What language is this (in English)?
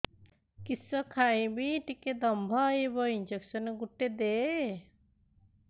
Odia